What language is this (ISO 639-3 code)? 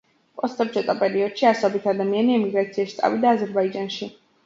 kat